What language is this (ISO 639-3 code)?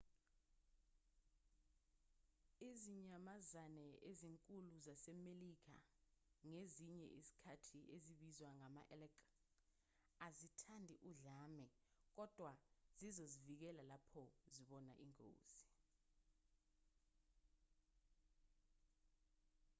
zul